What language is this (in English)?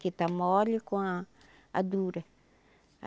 Portuguese